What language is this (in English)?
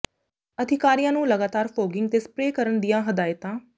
Punjabi